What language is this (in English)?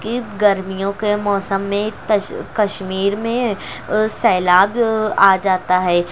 Urdu